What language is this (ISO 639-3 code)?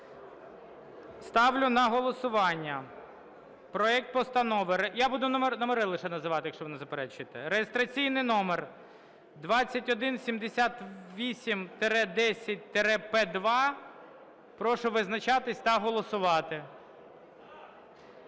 ukr